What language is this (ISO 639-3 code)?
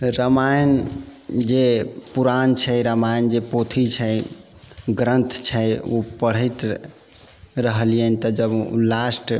mai